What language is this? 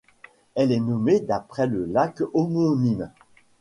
French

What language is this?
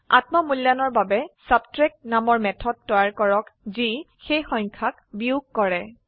Assamese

